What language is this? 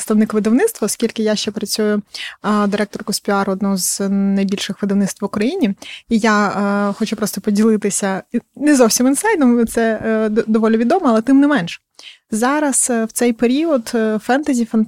Ukrainian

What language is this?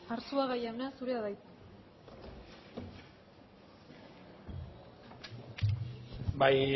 Basque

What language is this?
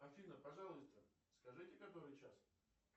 Russian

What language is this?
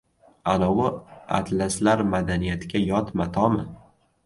Uzbek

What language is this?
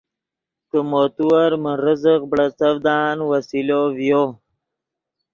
Yidgha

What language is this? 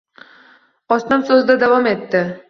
Uzbek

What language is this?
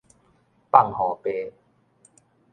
Min Nan Chinese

